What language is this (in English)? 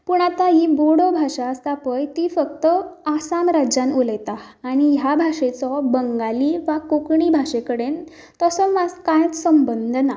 Konkani